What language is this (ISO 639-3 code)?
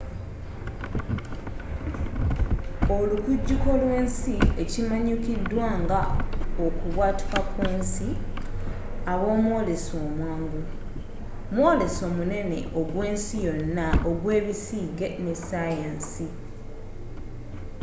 lug